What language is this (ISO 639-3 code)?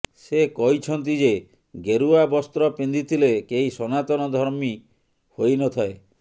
ori